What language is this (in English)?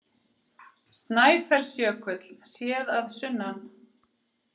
Icelandic